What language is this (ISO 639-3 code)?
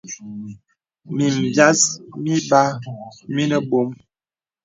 beb